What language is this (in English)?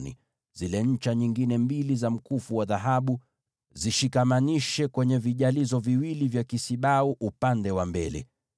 Swahili